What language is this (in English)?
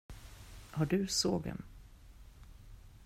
Swedish